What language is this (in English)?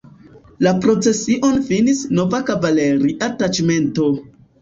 Esperanto